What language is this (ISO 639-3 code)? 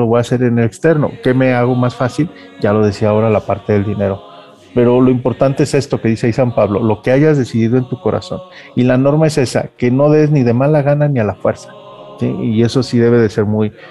spa